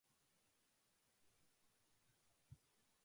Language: Japanese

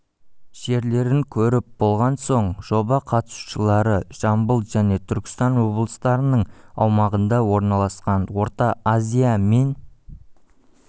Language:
Kazakh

